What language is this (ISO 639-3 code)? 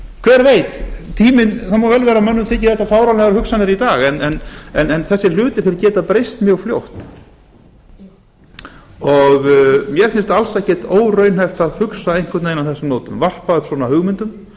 isl